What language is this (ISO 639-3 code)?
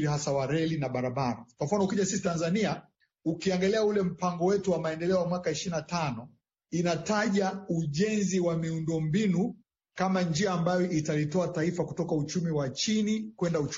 swa